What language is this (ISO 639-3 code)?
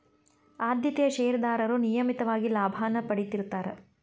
kan